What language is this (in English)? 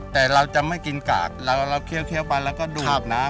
Thai